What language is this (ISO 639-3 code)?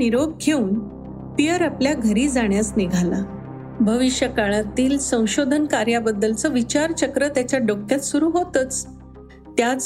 mar